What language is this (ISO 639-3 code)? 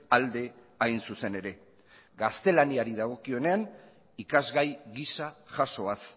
eus